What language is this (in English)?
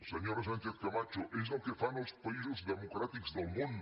Catalan